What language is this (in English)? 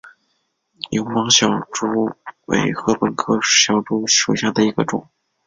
Chinese